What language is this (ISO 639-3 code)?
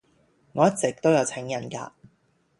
yue